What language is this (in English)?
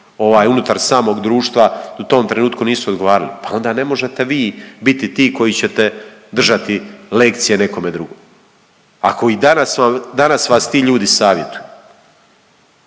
Croatian